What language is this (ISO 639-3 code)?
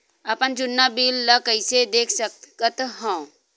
hne